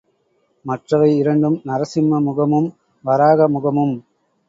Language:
Tamil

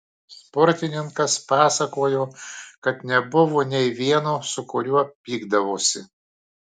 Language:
Lithuanian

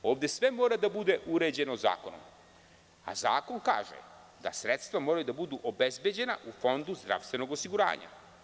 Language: Serbian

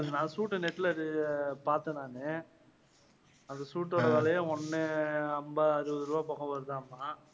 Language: Tamil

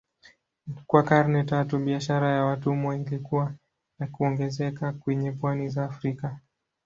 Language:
Swahili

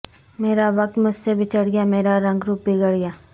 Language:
Urdu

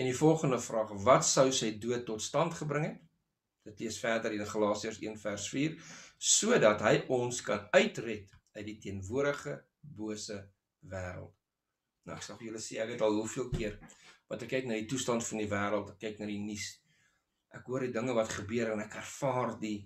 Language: Dutch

